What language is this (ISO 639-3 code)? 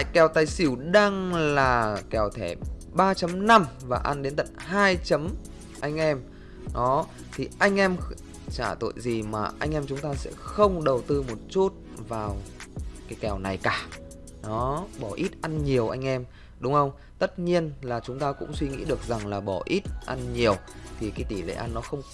vie